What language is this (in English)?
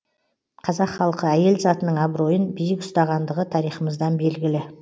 Kazakh